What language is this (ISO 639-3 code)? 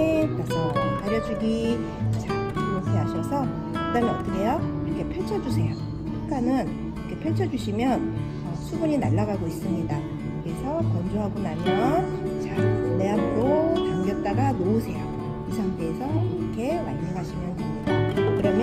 kor